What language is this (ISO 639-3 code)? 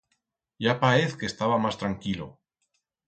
arg